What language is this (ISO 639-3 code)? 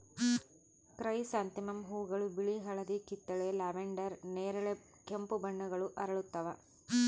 kan